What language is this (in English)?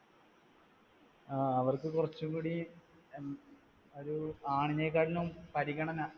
Malayalam